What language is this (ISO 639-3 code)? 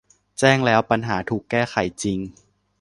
tha